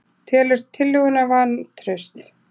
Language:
Icelandic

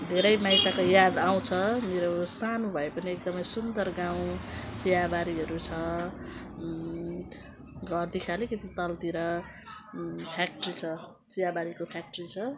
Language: Nepali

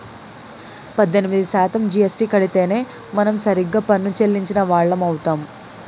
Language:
Telugu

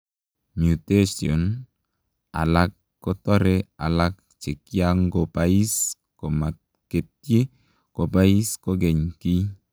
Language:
Kalenjin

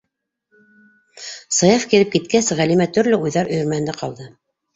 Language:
Bashkir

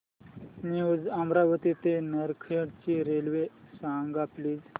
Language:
Marathi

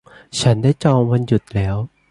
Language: Thai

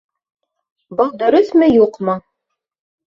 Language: Bashkir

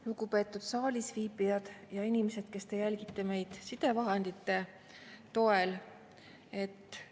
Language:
Estonian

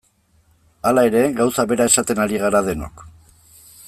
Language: Basque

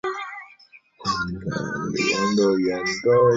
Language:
Chinese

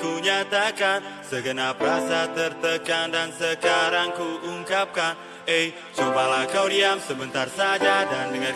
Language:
Indonesian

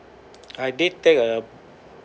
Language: English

